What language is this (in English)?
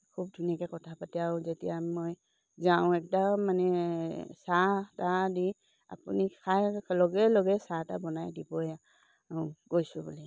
Assamese